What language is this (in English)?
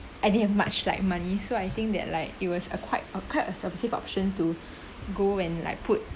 English